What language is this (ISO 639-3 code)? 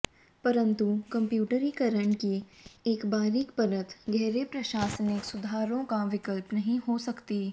hin